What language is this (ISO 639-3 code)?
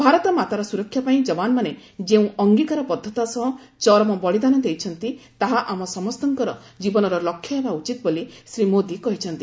ori